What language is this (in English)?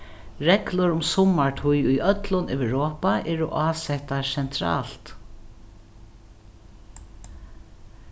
Faroese